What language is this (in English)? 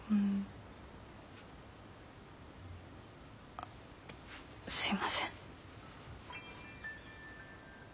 Japanese